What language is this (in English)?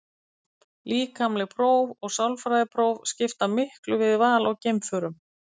Icelandic